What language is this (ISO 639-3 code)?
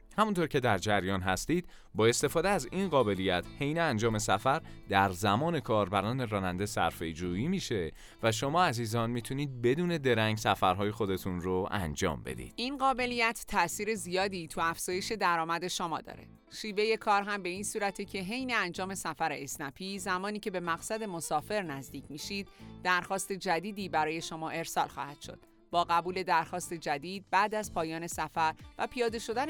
fas